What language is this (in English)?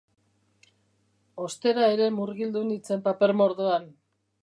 Basque